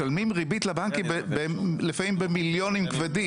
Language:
Hebrew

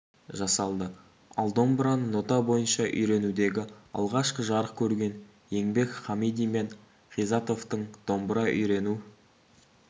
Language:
Kazakh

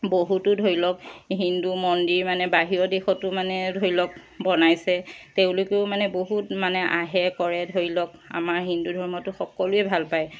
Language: Assamese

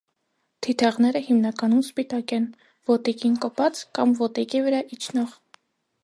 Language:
Armenian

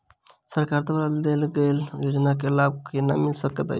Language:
Maithili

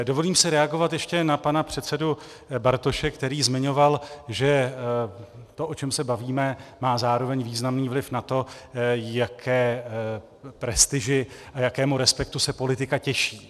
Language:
Czech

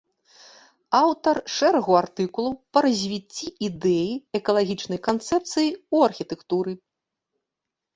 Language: Belarusian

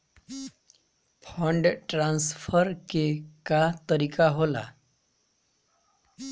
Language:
Bhojpuri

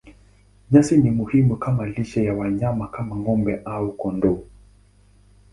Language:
Swahili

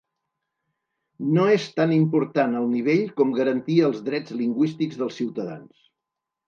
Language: Catalan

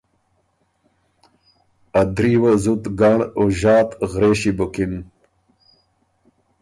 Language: Ormuri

